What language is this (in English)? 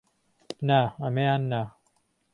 Central Kurdish